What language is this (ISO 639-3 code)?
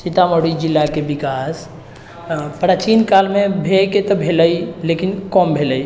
mai